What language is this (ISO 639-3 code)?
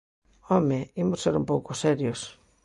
glg